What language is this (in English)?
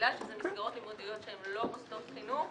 Hebrew